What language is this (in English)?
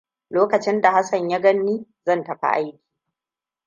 Hausa